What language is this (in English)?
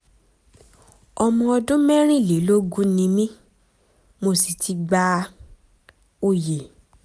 Yoruba